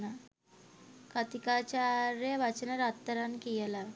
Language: Sinhala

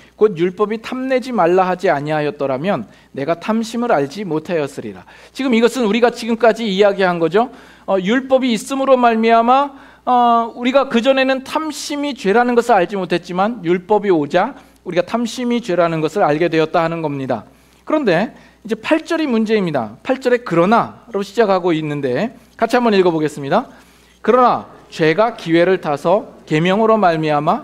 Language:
Korean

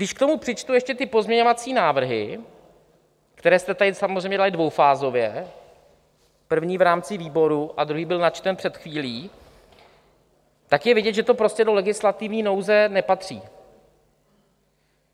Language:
Czech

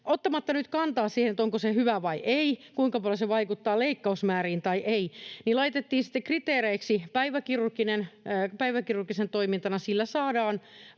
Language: Finnish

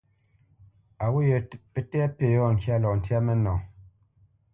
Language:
Bamenyam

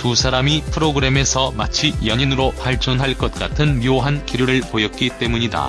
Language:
Korean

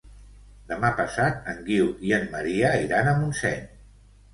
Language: Catalan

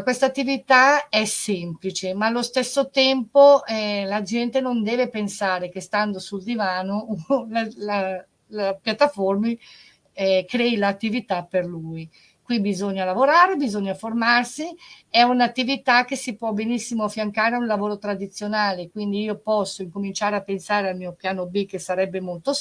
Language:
Italian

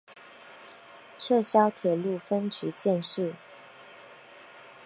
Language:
Chinese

